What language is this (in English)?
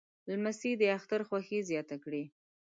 Pashto